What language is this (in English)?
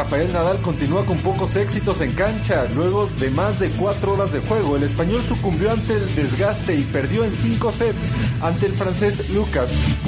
Spanish